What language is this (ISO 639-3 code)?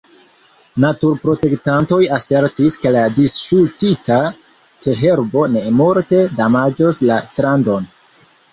epo